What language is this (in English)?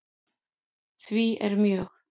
Icelandic